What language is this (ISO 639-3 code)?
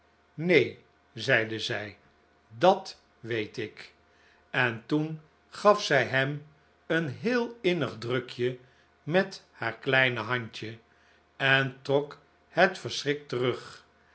nld